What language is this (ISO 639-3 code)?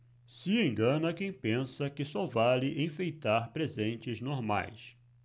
por